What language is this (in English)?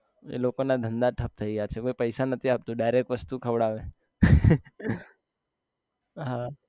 Gujarati